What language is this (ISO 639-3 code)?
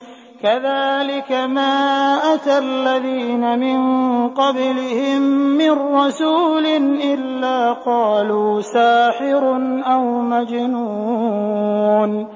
ara